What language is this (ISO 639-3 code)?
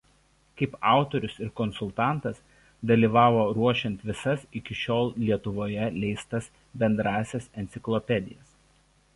lit